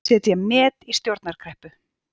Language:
Icelandic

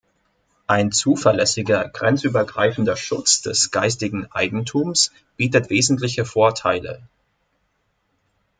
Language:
German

